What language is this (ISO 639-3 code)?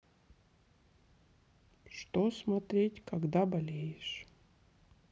rus